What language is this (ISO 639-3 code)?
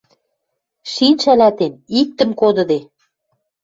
mrj